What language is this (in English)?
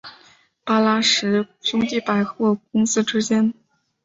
Chinese